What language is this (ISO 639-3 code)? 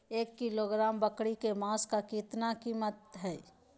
mag